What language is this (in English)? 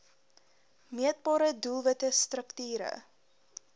Afrikaans